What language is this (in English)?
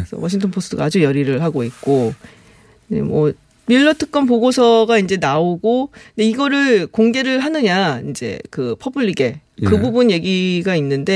Korean